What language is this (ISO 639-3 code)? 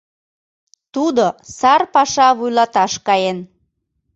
chm